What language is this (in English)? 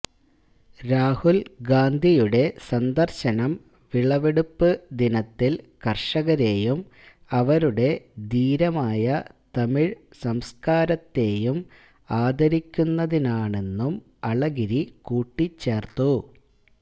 Malayalam